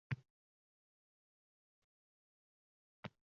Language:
Uzbek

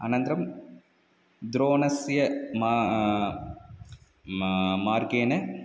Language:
Sanskrit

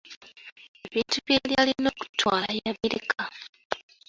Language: Ganda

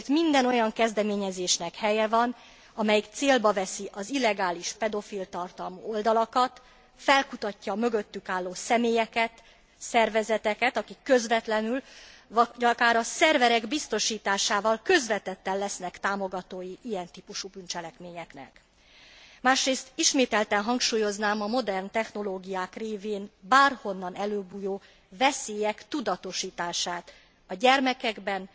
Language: Hungarian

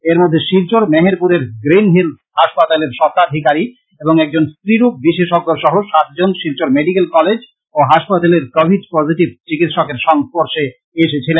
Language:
Bangla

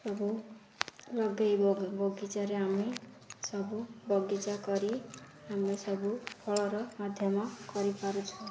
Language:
Odia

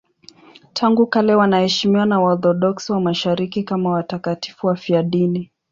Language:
Swahili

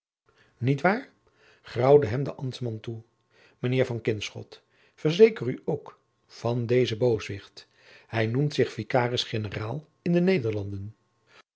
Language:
Dutch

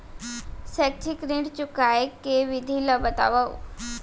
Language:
Chhattisgarhi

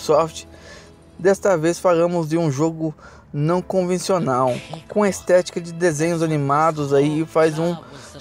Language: Portuguese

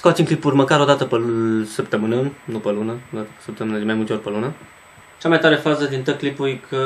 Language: Romanian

